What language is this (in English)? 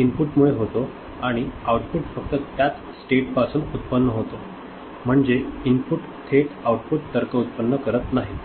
Marathi